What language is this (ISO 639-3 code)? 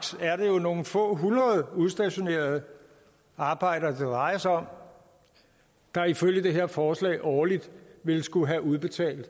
dan